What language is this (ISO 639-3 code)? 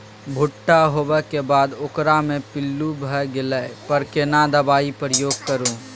mai